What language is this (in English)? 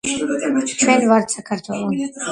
Georgian